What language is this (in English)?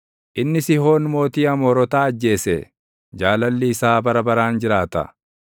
Oromo